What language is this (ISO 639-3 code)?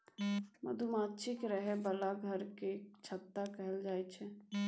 mai